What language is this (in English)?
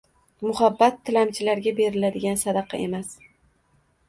Uzbek